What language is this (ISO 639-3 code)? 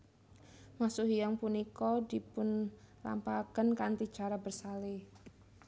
jav